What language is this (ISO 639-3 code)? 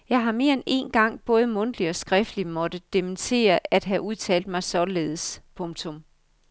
dan